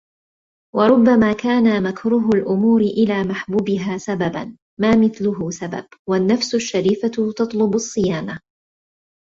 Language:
Arabic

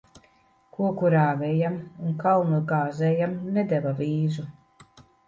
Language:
Latvian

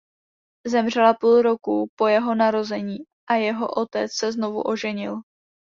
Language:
Czech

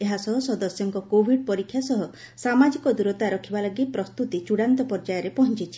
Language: Odia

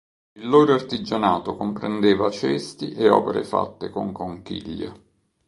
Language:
Italian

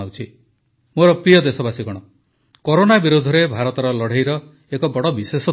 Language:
Odia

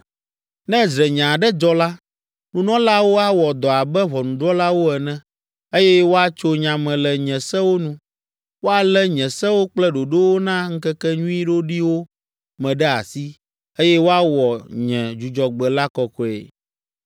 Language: Ewe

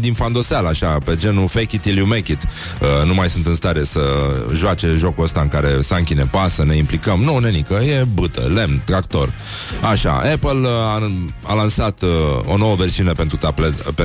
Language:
Romanian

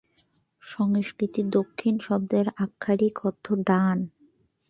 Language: Bangla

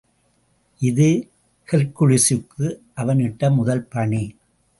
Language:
Tamil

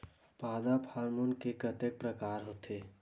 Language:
Chhattisgarhi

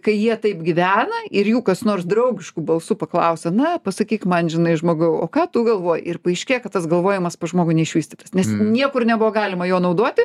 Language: Lithuanian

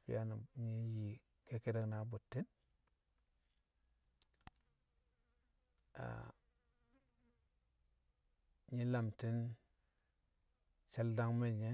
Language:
Kamo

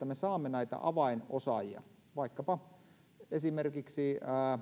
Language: Finnish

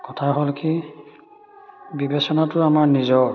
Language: Assamese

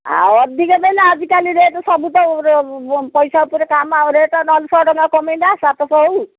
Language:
Odia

